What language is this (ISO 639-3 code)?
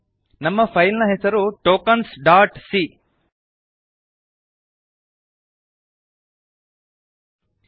kan